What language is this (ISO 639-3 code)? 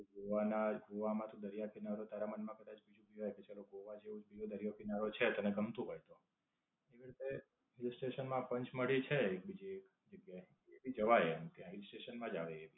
guj